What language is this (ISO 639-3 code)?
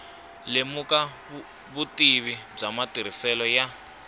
tso